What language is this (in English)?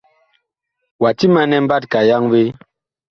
Bakoko